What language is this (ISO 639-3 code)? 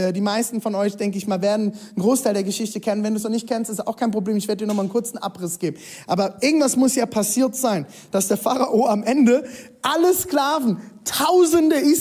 deu